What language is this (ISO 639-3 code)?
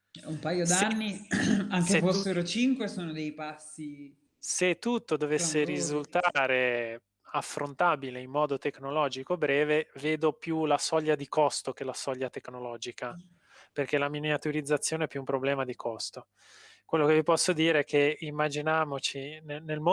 ita